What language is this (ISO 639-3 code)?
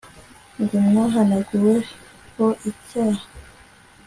kin